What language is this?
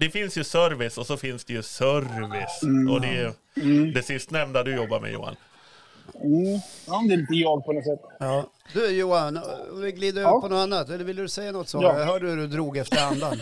Swedish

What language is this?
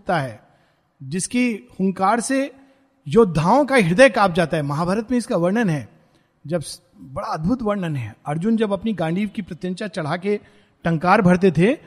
Hindi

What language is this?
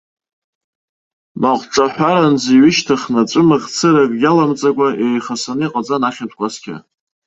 Abkhazian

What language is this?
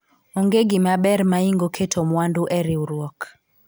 Luo (Kenya and Tanzania)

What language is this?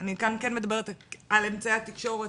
Hebrew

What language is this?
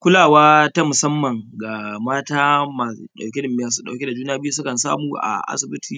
Hausa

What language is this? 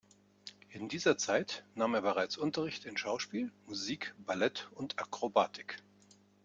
German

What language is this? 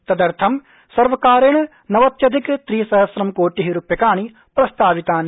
Sanskrit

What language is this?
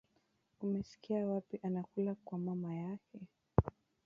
Swahili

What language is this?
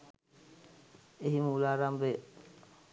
Sinhala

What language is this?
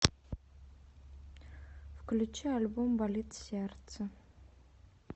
Russian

